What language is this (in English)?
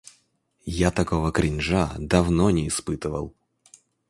Russian